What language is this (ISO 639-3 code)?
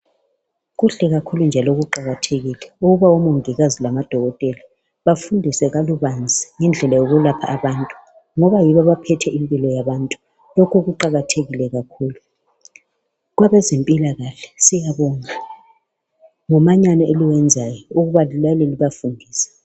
nde